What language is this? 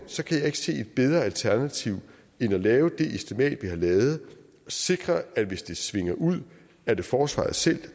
Danish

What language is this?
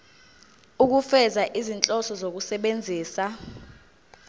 Zulu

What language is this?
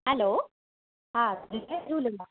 Sindhi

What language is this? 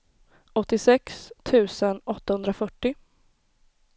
Swedish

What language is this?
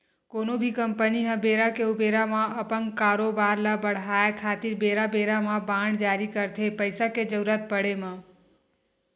Chhattisgarhi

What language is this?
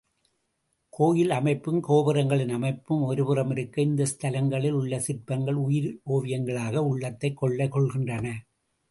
Tamil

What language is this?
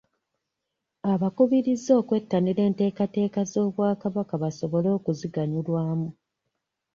Ganda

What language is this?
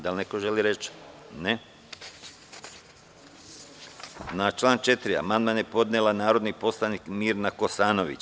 Serbian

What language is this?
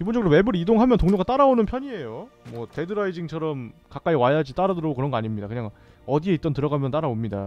Korean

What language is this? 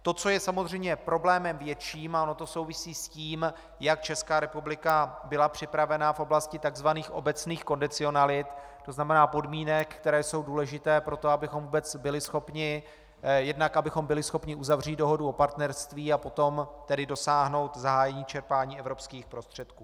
Czech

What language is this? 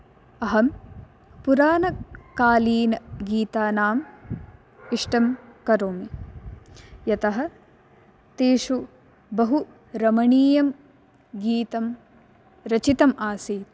Sanskrit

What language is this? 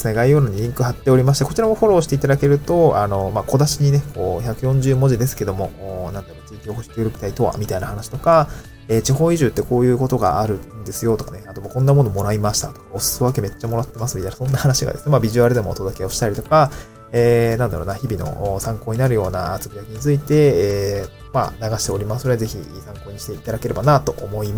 Japanese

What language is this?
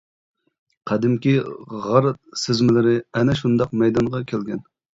Uyghur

